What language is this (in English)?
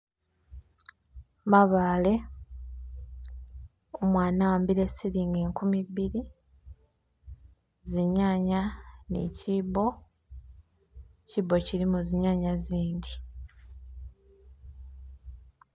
Masaaba